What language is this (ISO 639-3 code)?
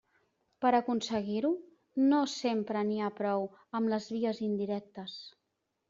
cat